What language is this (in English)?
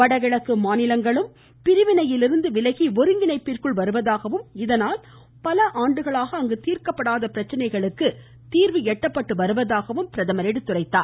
Tamil